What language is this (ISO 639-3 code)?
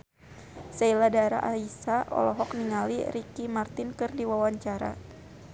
sun